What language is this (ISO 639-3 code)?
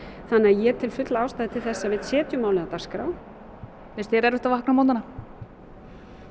isl